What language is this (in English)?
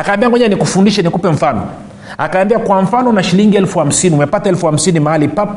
Swahili